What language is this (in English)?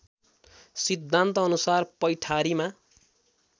Nepali